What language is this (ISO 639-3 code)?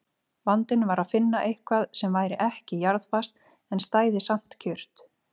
isl